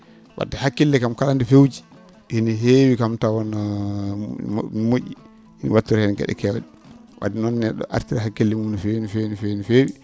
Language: Fula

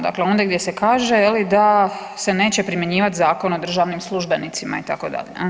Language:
Croatian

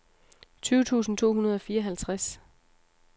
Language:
Danish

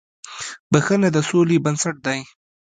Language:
Pashto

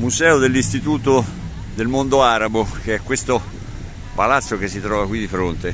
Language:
Italian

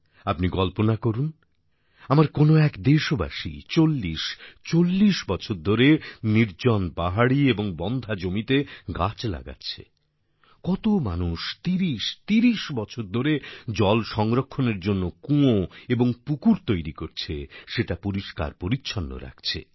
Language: Bangla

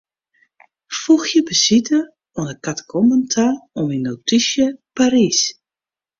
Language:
Western Frisian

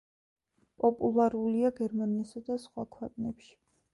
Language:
Georgian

